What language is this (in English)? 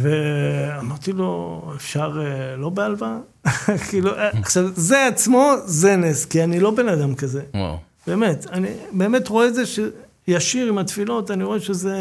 Hebrew